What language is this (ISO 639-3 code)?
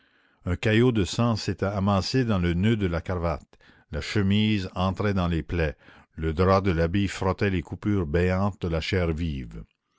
fra